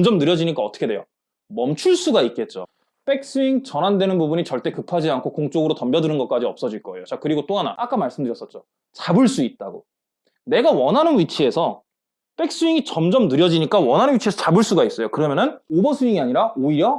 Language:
Korean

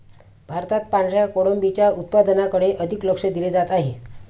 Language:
Marathi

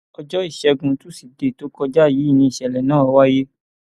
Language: Yoruba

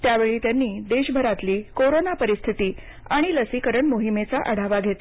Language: Marathi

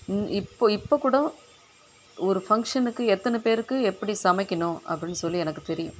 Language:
Tamil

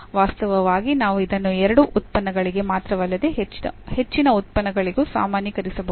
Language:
Kannada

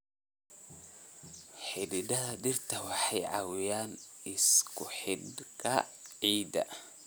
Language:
Somali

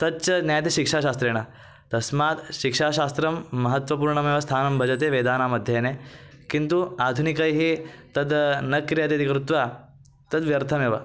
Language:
Sanskrit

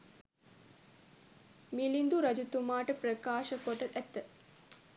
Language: Sinhala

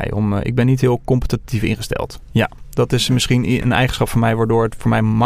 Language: Dutch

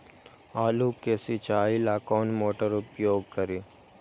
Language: Magahi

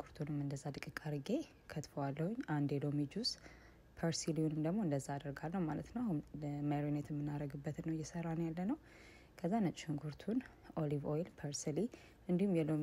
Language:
Arabic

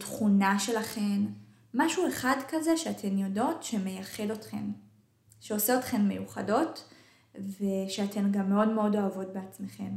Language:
Hebrew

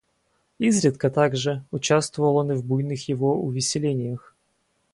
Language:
Russian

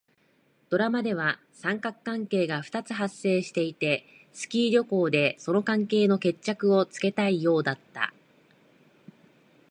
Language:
Japanese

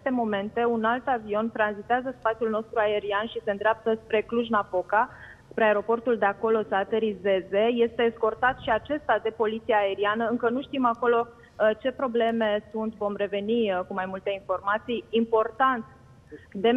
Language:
Romanian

